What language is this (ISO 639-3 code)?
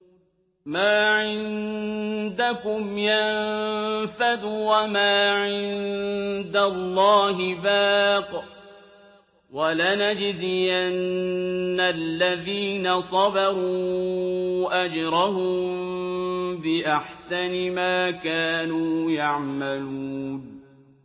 ara